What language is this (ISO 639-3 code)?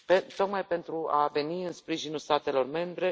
ron